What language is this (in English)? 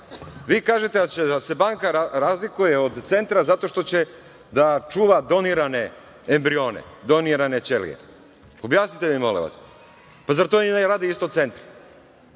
Serbian